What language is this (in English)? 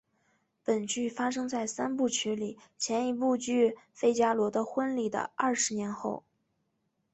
Chinese